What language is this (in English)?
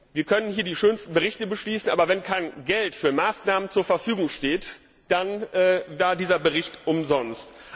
German